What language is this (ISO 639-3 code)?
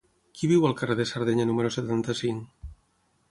cat